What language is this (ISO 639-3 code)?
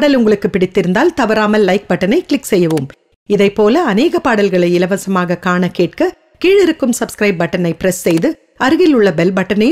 ron